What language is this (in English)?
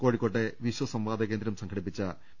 Malayalam